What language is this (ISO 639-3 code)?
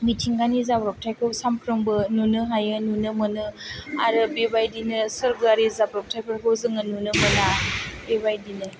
brx